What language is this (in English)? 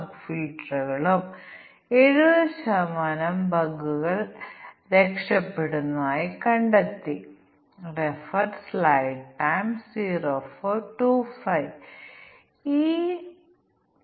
Malayalam